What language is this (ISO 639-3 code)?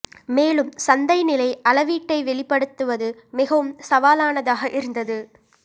tam